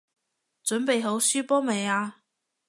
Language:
Cantonese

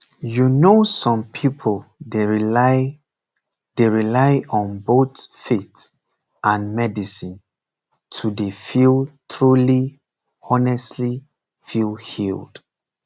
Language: Nigerian Pidgin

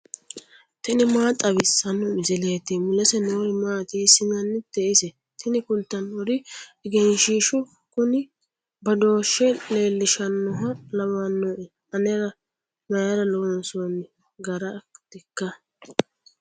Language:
Sidamo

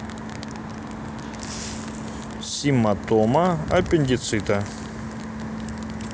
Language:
Russian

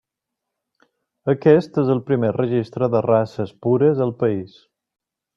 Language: Catalan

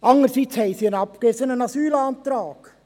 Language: Swiss German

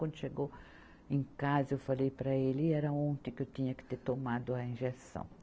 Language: Portuguese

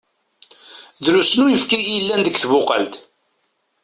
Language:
Kabyle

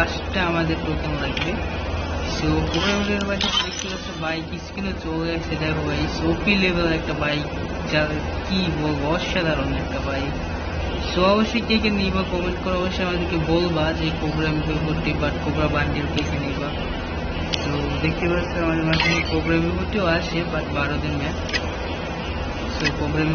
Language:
Bangla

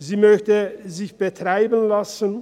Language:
Swiss German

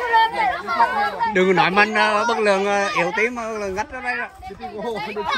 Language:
Vietnamese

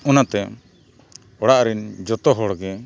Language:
Santali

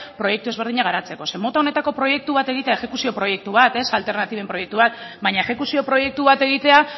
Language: Basque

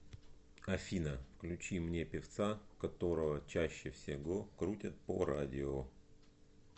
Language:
Russian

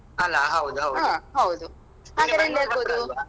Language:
Kannada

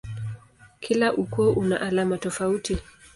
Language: Swahili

